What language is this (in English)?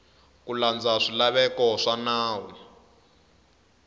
Tsonga